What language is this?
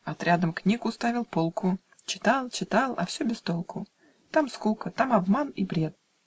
Russian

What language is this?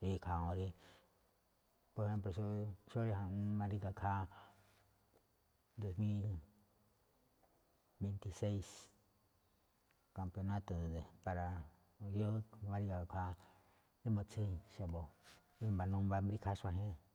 Malinaltepec Me'phaa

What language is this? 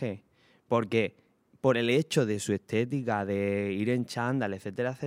Spanish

